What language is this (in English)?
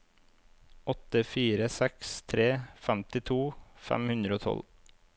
Norwegian